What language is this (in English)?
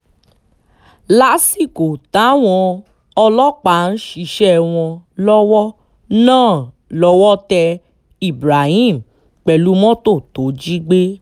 Yoruba